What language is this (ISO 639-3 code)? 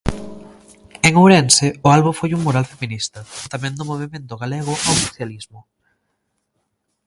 glg